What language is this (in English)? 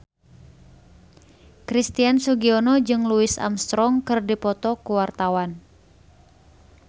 Sundanese